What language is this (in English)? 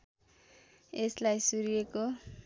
Nepali